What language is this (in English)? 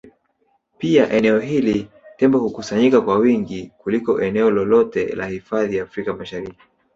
Swahili